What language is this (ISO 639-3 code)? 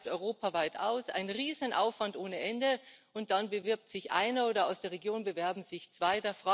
deu